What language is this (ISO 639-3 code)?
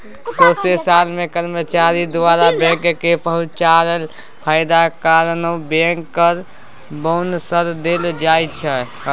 mai